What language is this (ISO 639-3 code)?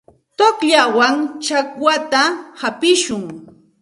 qxt